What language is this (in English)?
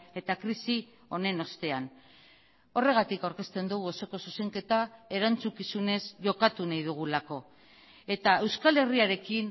Basque